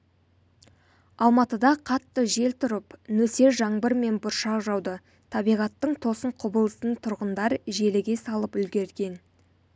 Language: Kazakh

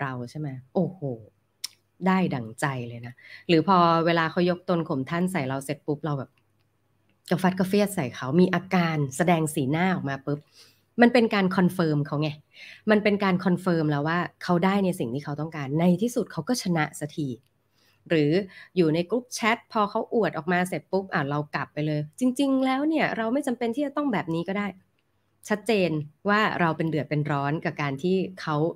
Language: Thai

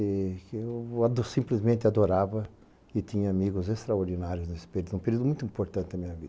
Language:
Portuguese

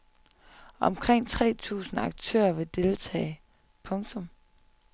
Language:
Danish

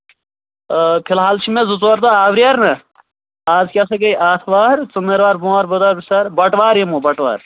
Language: Kashmiri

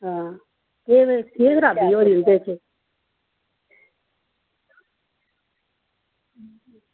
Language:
Dogri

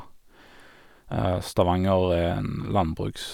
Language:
Norwegian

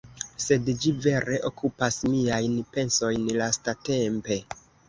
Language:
Esperanto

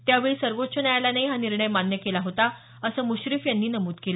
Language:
Marathi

